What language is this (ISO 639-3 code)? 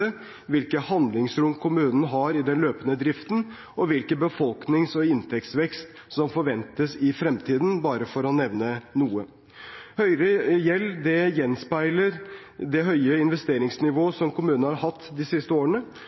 nob